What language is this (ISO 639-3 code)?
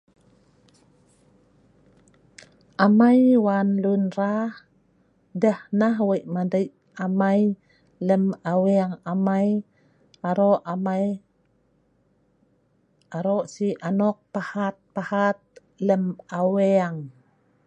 snv